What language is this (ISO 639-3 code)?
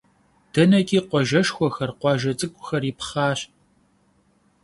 kbd